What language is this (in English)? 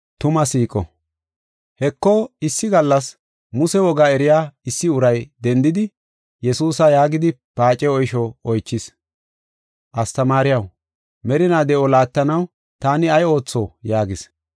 Gofa